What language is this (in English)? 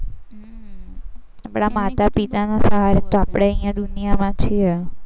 Gujarati